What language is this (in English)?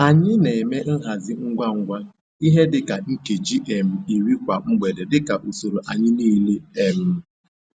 Igbo